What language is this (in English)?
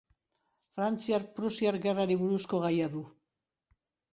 Basque